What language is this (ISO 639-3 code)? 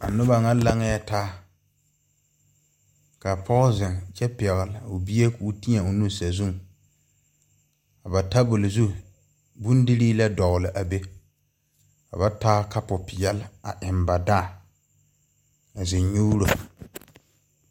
dga